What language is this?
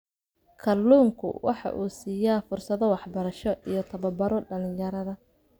Somali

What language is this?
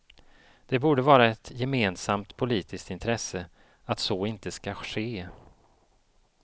Swedish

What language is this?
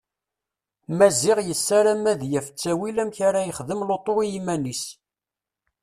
Kabyle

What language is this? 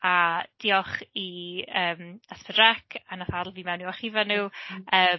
Welsh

